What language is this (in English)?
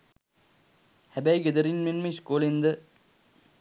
Sinhala